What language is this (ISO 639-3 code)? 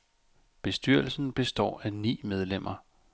dan